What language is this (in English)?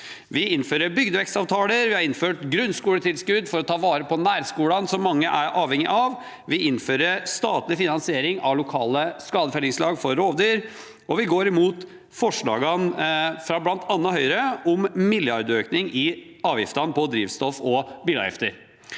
Norwegian